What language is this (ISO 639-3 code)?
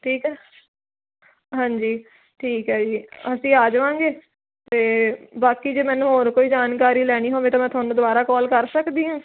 pan